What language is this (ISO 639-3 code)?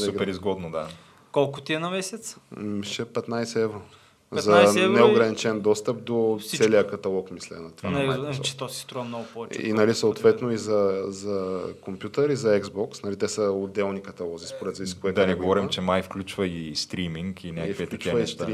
bul